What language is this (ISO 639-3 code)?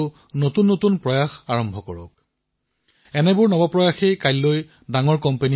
asm